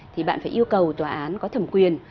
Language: Vietnamese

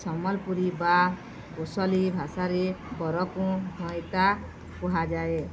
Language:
Odia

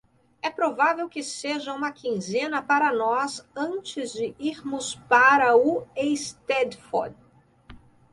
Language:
Portuguese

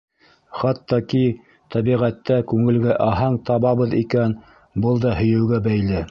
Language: Bashkir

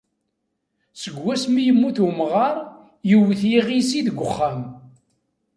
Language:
Kabyle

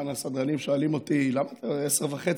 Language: Hebrew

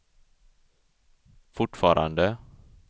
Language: Swedish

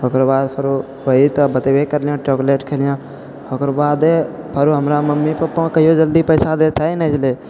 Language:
Maithili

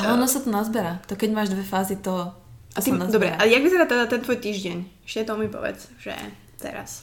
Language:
Slovak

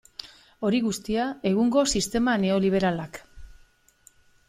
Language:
Basque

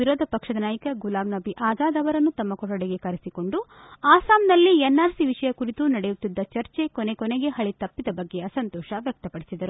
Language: Kannada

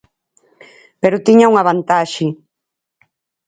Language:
Galician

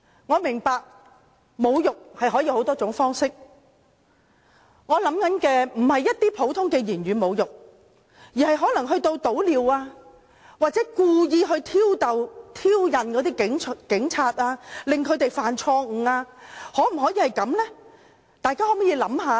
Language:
Cantonese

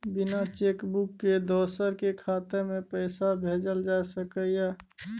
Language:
Maithili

